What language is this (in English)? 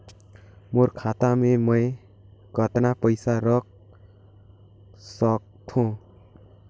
Chhattisgarhi